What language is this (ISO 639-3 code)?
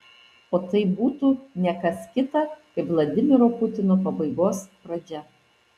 lit